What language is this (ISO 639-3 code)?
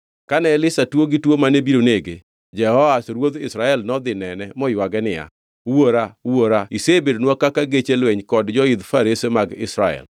luo